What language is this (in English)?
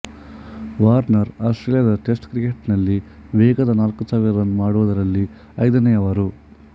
Kannada